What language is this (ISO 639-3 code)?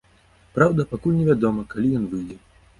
bel